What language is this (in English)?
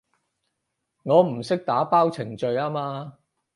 Cantonese